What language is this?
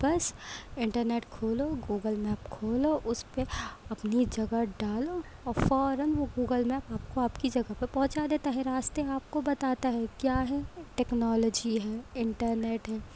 Urdu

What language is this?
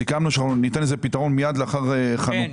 Hebrew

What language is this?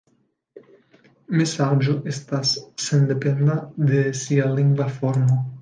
Esperanto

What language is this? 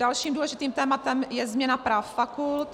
Czech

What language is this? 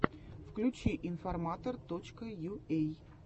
Russian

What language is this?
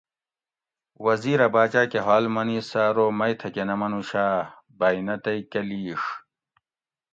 Gawri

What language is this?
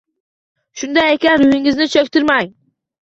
Uzbek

